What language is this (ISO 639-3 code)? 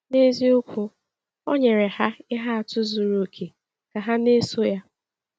ibo